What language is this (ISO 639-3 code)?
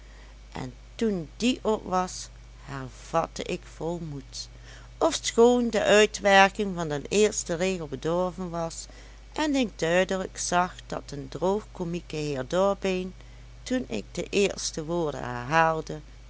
nld